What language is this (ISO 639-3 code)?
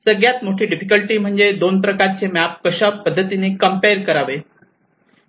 mar